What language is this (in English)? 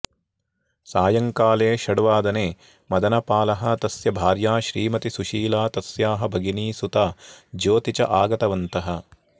Sanskrit